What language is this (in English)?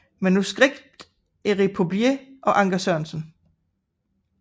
Danish